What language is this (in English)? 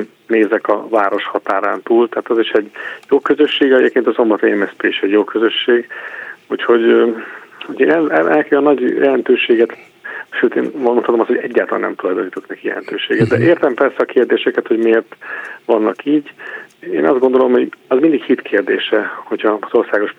Hungarian